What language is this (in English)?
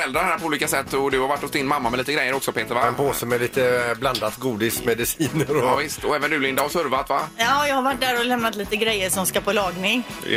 Swedish